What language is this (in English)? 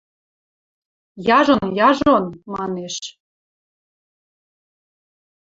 Western Mari